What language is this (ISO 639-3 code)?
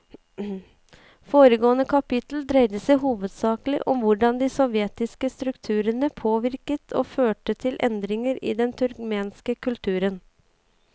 nor